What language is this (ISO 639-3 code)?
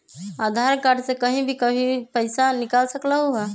mag